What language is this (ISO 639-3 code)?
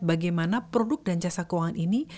ind